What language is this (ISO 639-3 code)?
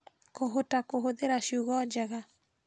kik